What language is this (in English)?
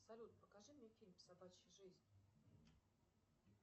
Russian